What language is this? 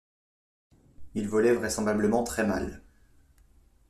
French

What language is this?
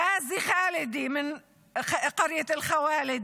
Hebrew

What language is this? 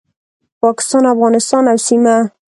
Pashto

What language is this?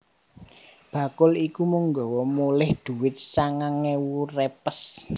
Javanese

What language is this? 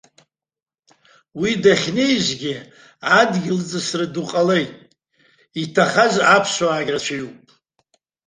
Abkhazian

